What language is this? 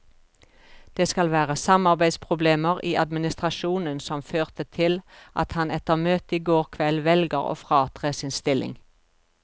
Norwegian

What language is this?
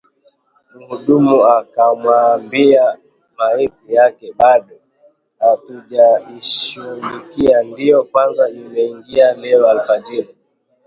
Swahili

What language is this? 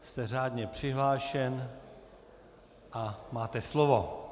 Czech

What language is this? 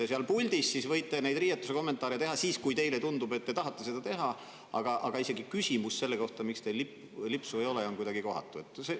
Estonian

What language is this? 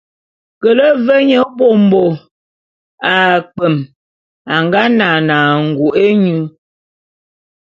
Bulu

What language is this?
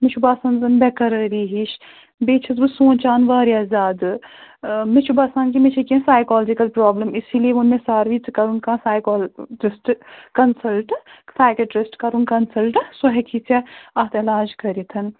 Kashmiri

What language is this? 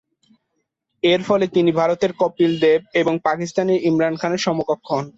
Bangla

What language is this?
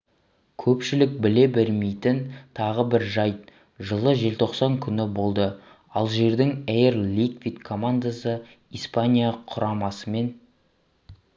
Kazakh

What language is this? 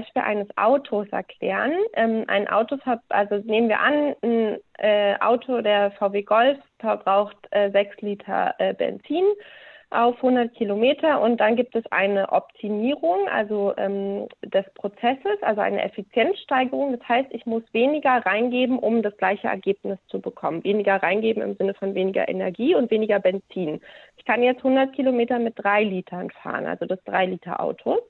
German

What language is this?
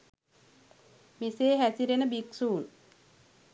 Sinhala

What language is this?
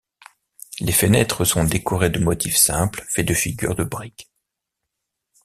French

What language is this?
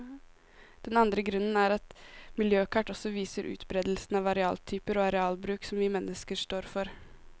Norwegian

